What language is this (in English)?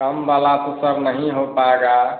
Hindi